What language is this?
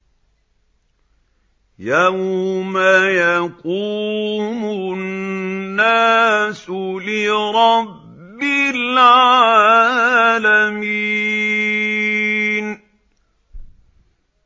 Arabic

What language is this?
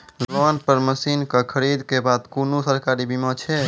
Maithili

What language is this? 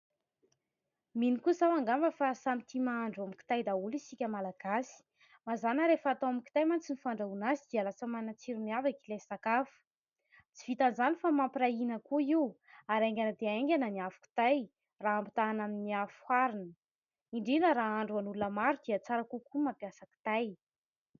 Malagasy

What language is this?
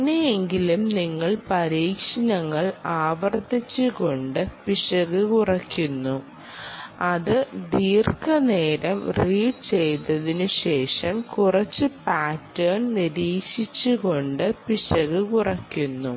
Malayalam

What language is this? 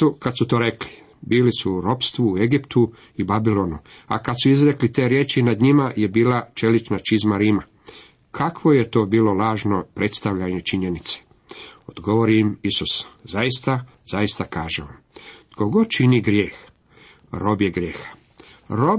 Croatian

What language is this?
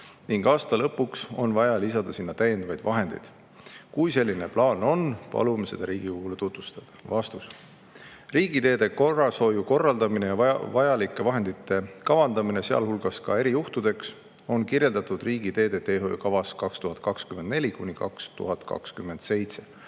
Estonian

